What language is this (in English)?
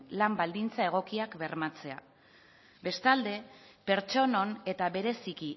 Basque